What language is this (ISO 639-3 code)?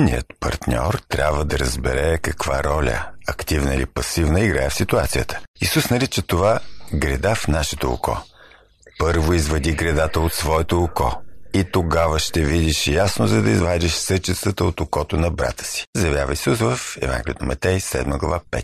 bul